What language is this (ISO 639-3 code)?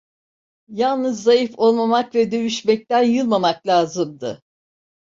tur